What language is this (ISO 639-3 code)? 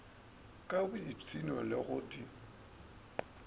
nso